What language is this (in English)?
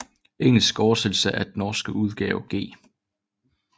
Danish